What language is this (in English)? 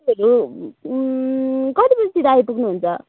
Nepali